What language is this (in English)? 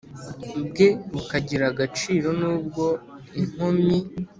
Kinyarwanda